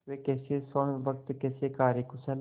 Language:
Hindi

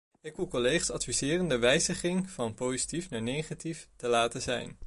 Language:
Dutch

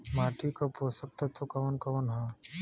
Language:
Bhojpuri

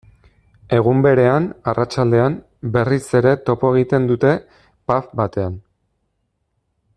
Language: Basque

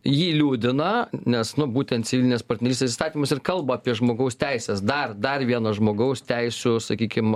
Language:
Lithuanian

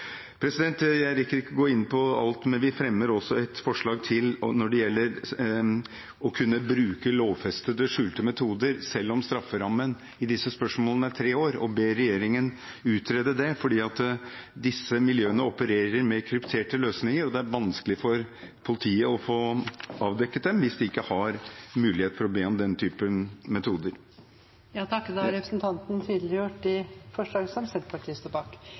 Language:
Norwegian Bokmål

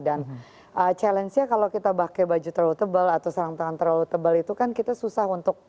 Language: Indonesian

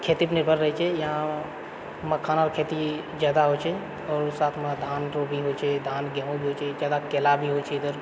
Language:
Maithili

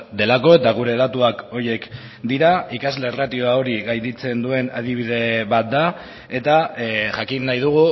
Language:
Basque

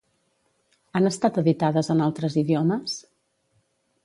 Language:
Catalan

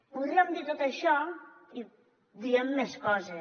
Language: Catalan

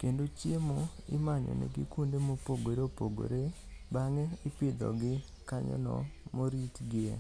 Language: Luo (Kenya and Tanzania)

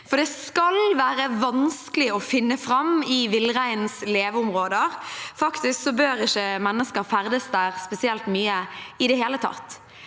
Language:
Norwegian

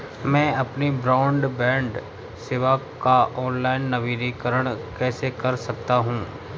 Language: Hindi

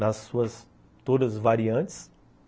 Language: Portuguese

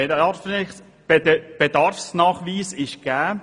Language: Swiss German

